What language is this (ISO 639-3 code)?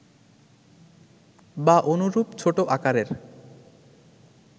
ben